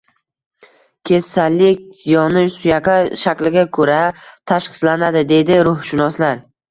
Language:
Uzbek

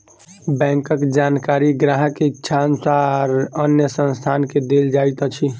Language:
Maithili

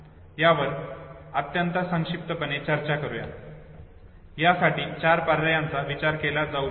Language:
Marathi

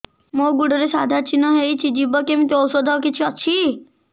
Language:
Odia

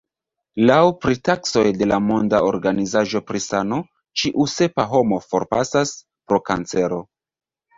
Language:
Esperanto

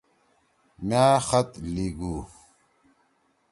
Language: Torwali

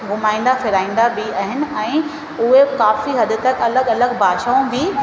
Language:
Sindhi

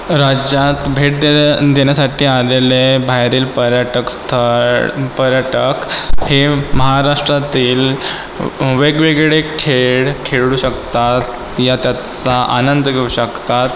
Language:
Marathi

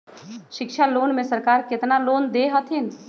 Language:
Magahi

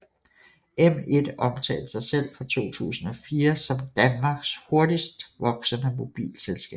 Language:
Danish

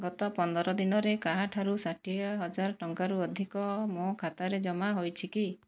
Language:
Odia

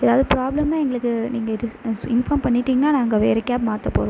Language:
Tamil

